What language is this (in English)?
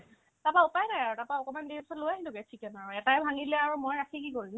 Assamese